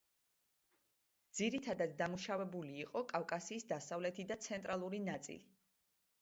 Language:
Georgian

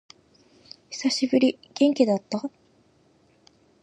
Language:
Japanese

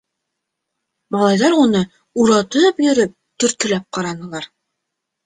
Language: Bashkir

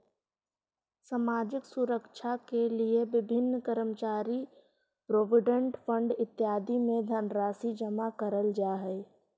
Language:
Magahi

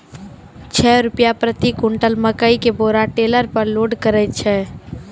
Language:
Maithili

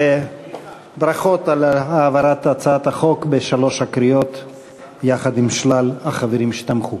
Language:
Hebrew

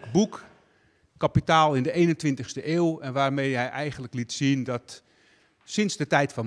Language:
Dutch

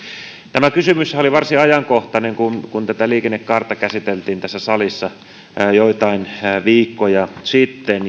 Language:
Finnish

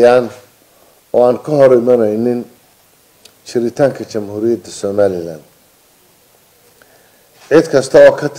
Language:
Arabic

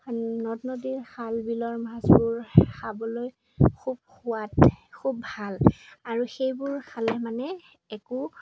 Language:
Assamese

